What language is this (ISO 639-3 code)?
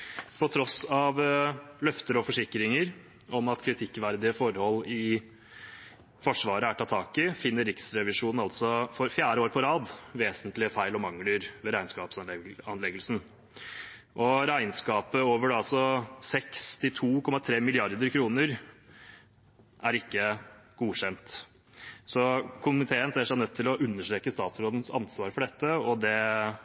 nob